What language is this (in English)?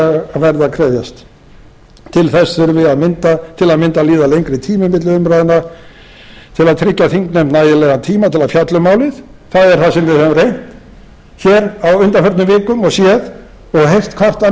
Icelandic